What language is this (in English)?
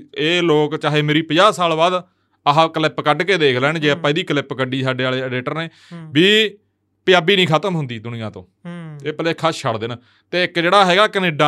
Punjabi